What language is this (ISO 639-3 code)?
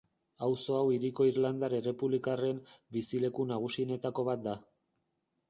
eus